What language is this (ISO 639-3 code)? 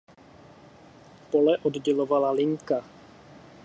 ces